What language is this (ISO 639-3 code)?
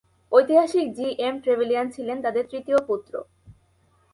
ben